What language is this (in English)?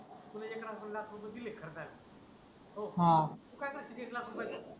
Marathi